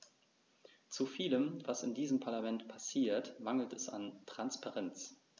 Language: German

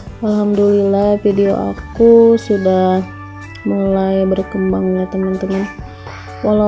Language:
Indonesian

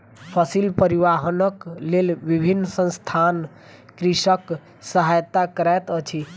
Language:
Maithili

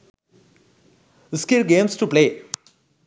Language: Sinhala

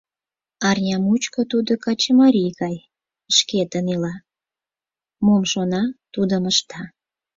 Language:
Mari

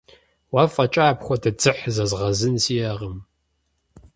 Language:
Kabardian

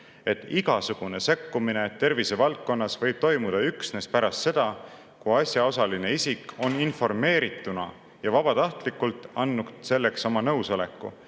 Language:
Estonian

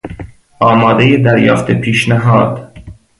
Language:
Persian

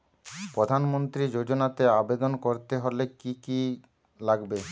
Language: Bangla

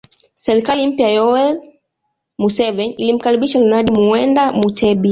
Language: Swahili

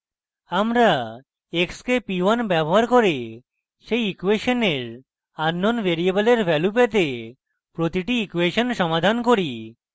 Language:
Bangla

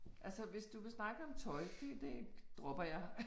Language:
Danish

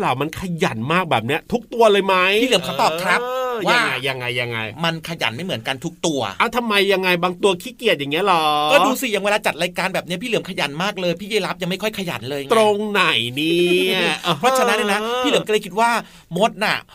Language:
Thai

